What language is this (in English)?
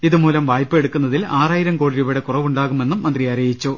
Malayalam